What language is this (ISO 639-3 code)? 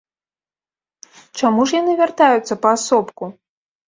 bel